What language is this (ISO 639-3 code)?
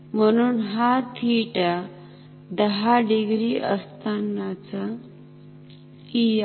mar